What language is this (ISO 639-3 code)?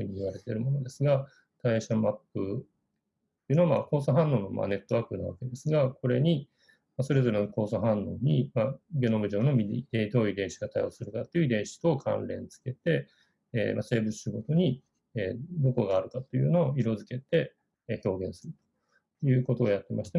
jpn